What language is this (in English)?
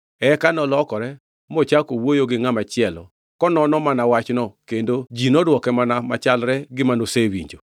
Luo (Kenya and Tanzania)